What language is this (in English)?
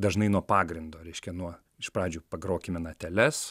Lithuanian